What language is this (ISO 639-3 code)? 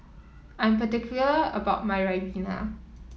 eng